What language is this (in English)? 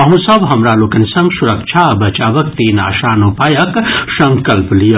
Maithili